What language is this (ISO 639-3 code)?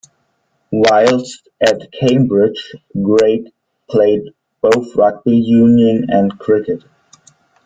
eng